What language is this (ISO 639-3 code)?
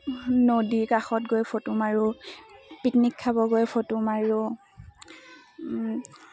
asm